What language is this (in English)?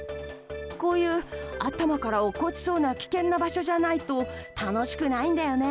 Japanese